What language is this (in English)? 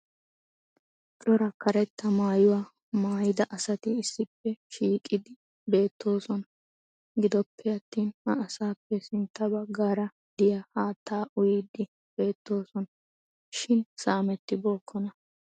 Wolaytta